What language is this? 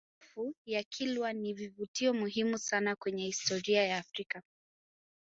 Swahili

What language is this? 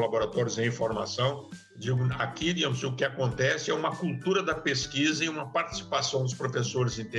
Portuguese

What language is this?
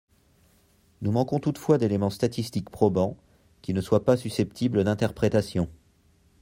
French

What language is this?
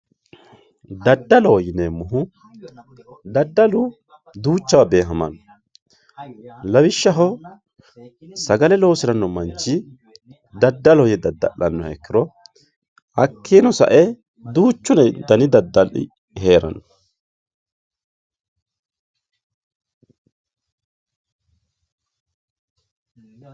Sidamo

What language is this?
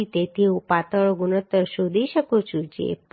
Gujarati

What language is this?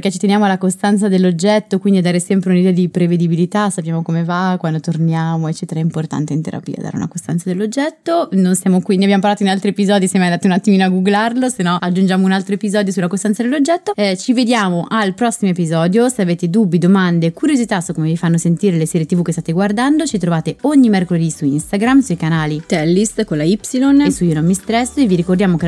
Italian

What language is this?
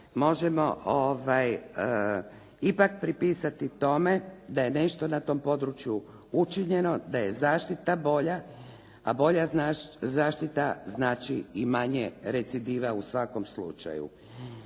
Croatian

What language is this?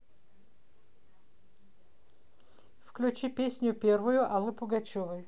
Russian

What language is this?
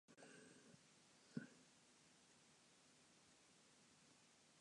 Japanese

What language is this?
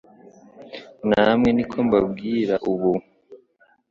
Kinyarwanda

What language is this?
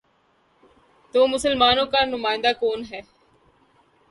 Urdu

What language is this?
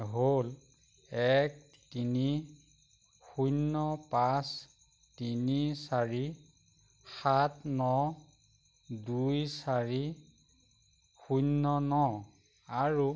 Assamese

